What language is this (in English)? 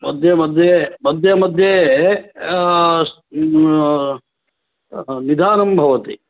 Sanskrit